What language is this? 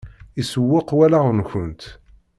Kabyle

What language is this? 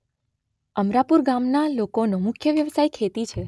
Gujarati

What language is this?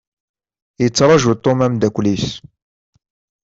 Kabyle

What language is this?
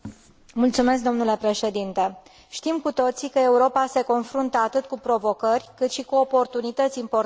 Romanian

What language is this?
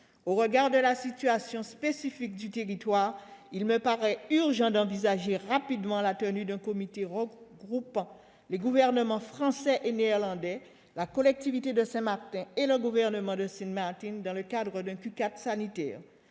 French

